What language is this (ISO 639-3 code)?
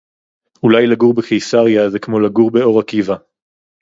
heb